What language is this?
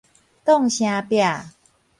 Min Nan Chinese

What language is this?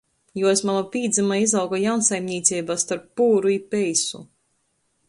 Latgalian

